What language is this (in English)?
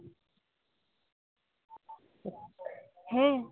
Santali